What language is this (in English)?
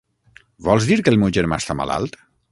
Catalan